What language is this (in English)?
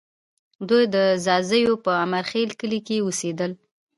Pashto